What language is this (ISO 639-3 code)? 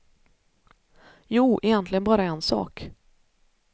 swe